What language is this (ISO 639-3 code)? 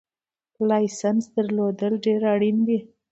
pus